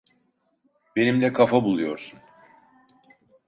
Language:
Turkish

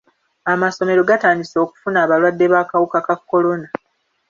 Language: Ganda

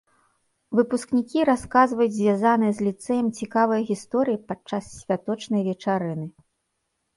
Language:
Belarusian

